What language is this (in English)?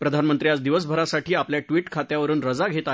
Marathi